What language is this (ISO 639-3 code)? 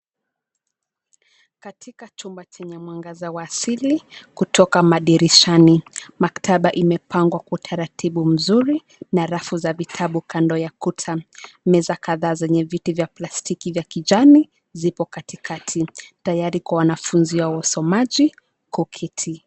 swa